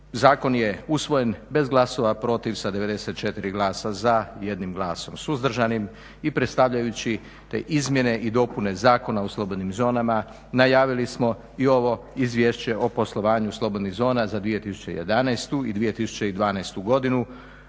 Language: Croatian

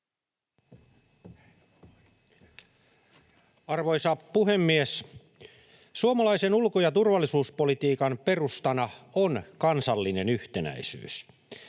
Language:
Finnish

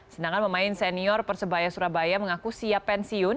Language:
Indonesian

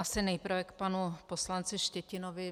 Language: Czech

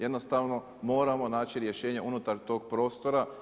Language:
Croatian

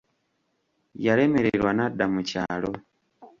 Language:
Ganda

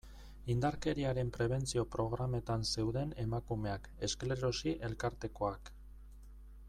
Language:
Basque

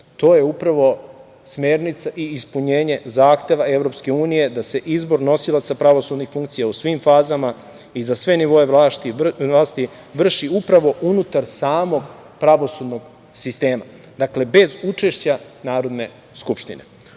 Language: Serbian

